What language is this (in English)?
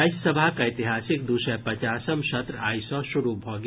Maithili